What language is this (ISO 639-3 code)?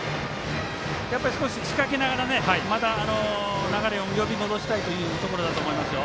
jpn